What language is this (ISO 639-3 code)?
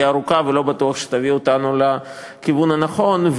heb